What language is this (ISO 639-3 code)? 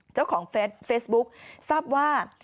tha